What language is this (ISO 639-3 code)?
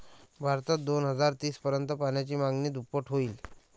mar